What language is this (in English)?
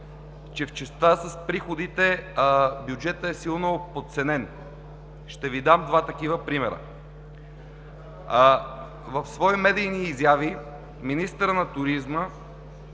Bulgarian